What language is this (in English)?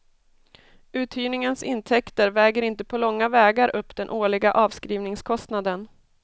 Swedish